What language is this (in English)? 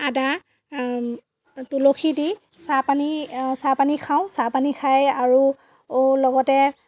Assamese